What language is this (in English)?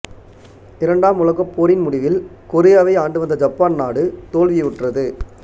Tamil